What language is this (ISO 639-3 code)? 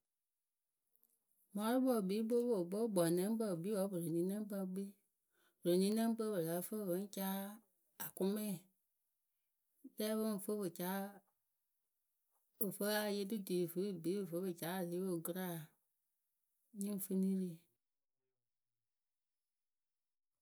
keu